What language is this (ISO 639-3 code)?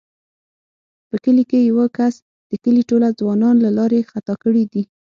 pus